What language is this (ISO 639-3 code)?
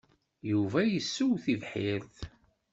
kab